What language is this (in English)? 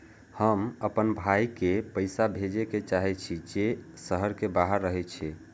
Maithili